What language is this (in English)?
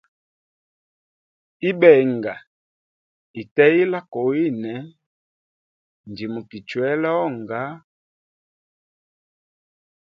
Hemba